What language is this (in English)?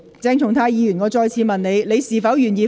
Cantonese